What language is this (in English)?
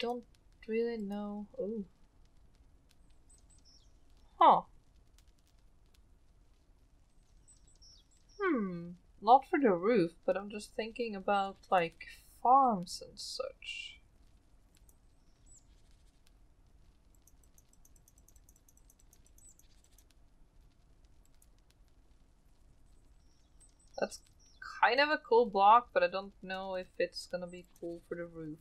English